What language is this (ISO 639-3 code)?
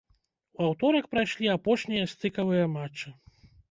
bel